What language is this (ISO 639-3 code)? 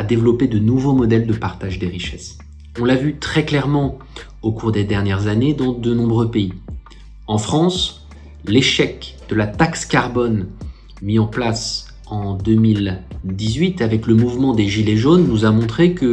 fra